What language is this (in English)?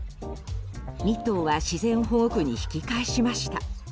Japanese